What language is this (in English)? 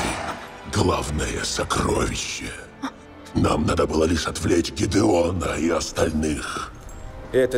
Russian